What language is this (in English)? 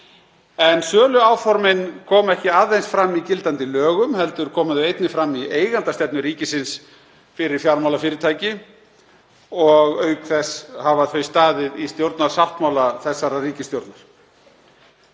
Icelandic